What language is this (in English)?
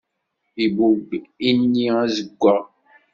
Kabyle